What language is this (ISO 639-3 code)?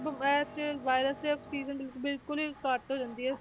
pan